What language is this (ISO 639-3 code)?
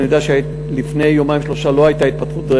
heb